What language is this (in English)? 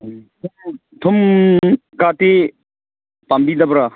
Manipuri